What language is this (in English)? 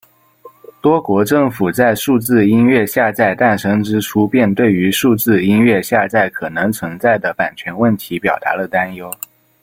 Chinese